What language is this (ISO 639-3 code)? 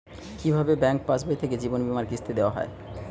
ben